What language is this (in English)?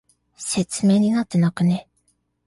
Japanese